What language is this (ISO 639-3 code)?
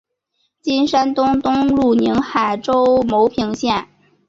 zho